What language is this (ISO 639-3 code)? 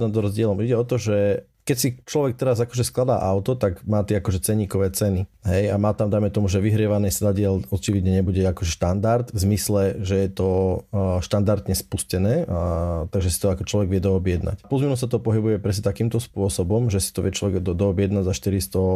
slk